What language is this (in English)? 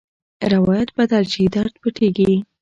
Pashto